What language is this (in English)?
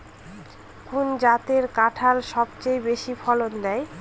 Bangla